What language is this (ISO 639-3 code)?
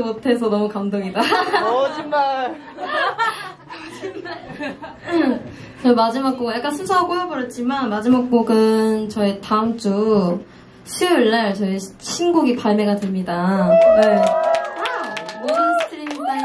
kor